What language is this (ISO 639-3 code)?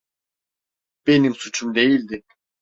tur